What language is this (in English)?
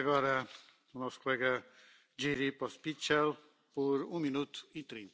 Czech